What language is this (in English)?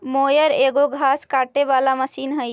Magahi